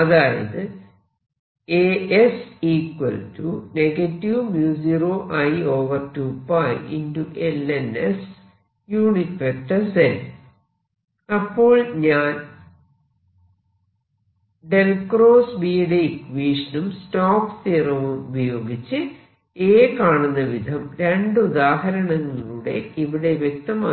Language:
Malayalam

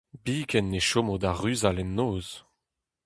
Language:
Breton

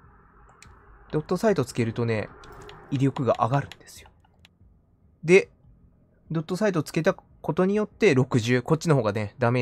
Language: Japanese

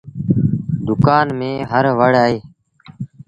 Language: Sindhi Bhil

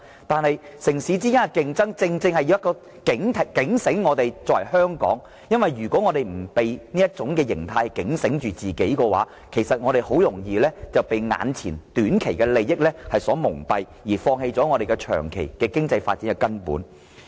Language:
Cantonese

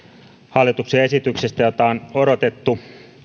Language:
Finnish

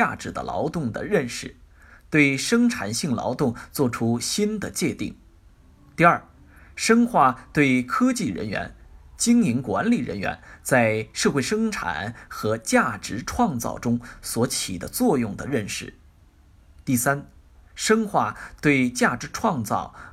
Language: Chinese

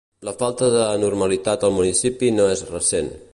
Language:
Catalan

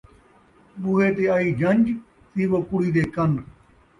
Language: Saraiki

